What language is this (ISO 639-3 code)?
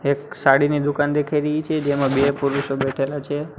guj